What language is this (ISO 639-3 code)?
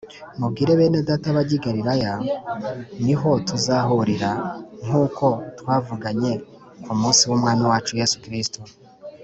kin